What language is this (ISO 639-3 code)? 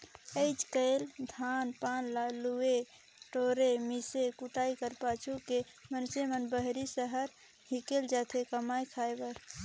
hne